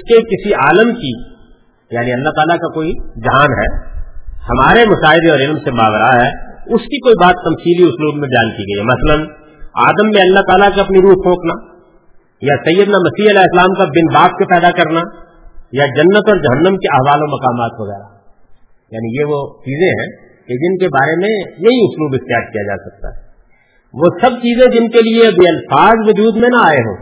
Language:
Urdu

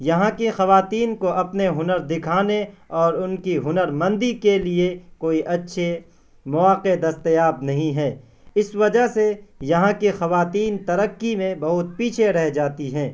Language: Urdu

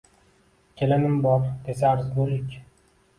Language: Uzbek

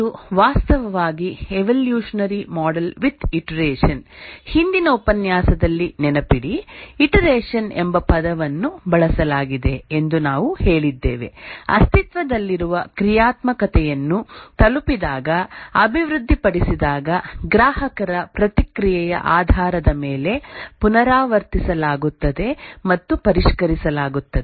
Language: Kannada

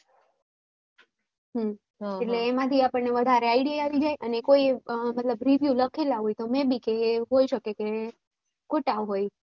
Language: Gujarati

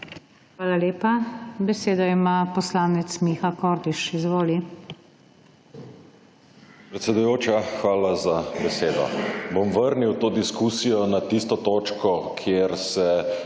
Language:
Slovenian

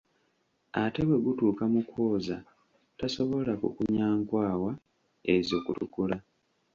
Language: Ganda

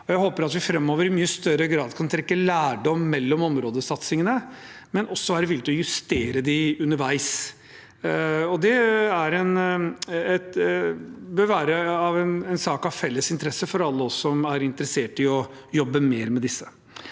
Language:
Norwegian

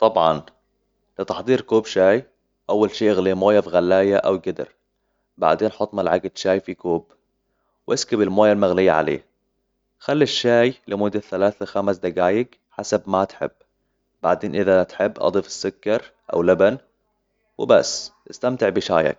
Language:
Hijazi Arabic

